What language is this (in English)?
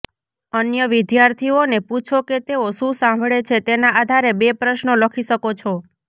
Gujarati